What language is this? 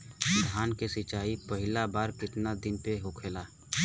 Bhojpuri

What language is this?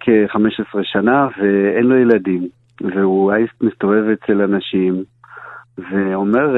Hebrew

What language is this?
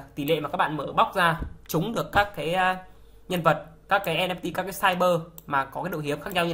Vietnamese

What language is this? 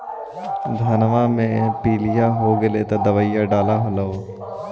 Magahi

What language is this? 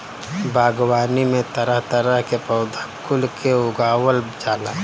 Bhojpuri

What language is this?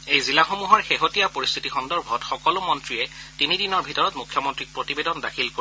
Assamese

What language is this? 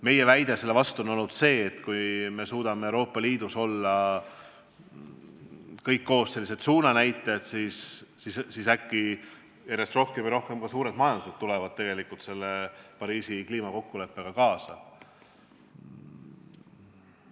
Estonian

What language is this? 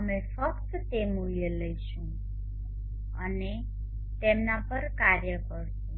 Gujarati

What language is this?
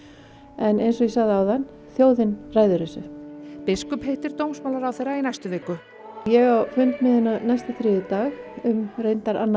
Icelandic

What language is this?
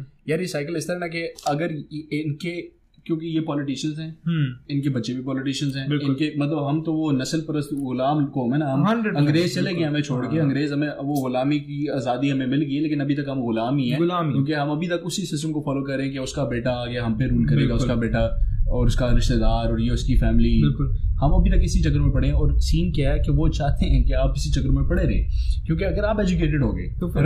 Hindi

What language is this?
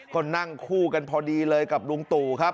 Thai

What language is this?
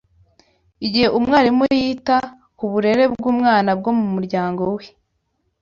Kinyarwanda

